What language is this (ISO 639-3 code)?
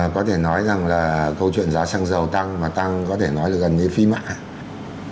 vie